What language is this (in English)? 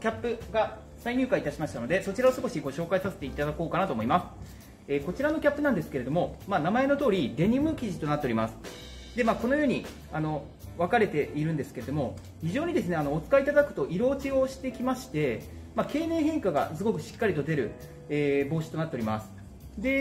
Japanese